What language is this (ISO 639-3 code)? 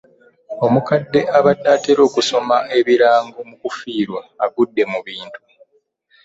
lug